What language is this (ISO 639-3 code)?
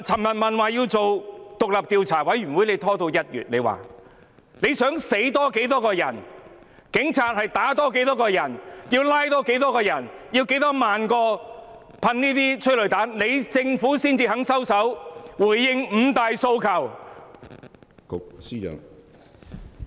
yue